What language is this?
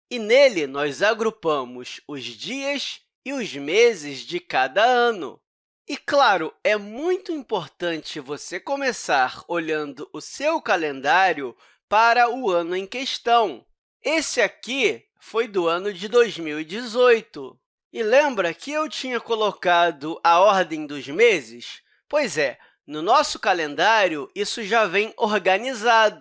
Portuguese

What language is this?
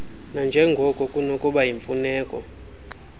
Xhosa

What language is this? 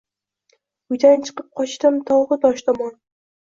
Uzbek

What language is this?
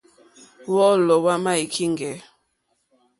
Mokpwe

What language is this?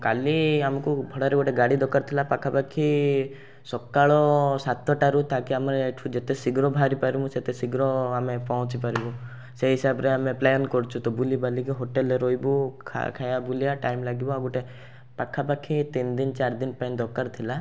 Odia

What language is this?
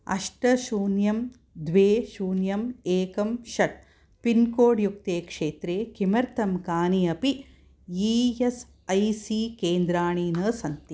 Sanskrit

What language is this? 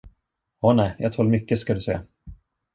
Swedish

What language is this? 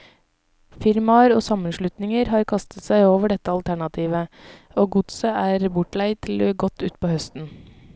Norwegian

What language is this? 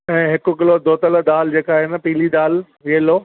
Sindhi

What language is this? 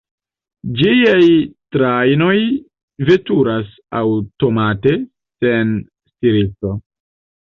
Esperanto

